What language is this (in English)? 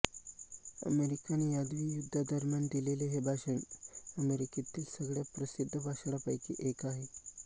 Marathi